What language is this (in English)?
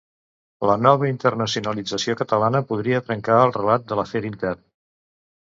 Catalan